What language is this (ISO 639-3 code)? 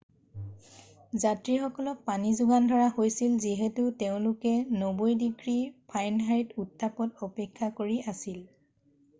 asm